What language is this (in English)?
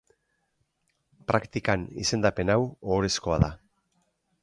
Basque